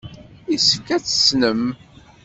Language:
Kabyle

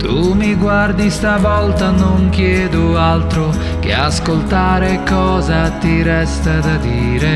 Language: Italian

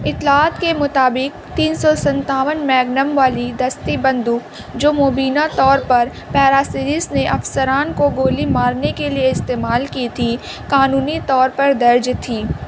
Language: Urdu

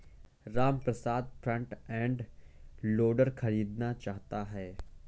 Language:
Hindi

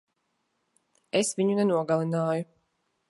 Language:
Latvian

